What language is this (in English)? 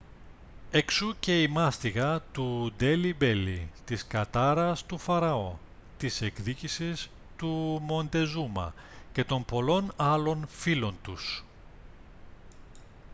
Greek